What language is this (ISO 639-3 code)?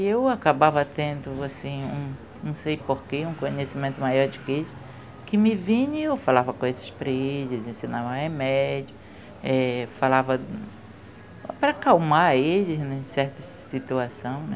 por